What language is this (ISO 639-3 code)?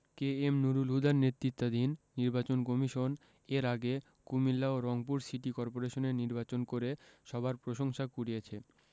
ben